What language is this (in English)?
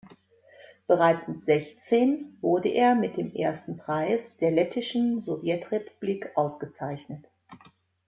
German